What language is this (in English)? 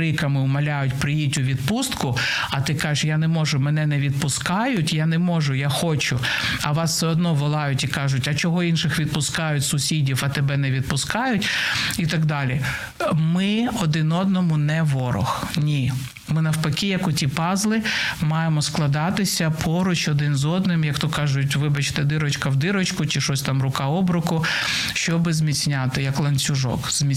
Ukrainian